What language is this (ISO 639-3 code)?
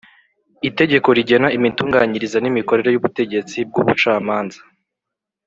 kin